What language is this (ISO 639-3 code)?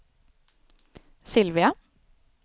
swe